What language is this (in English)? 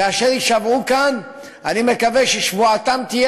Hebrew